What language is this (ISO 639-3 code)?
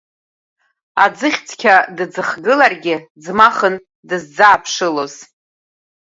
abk